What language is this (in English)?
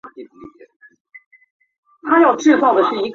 Chinese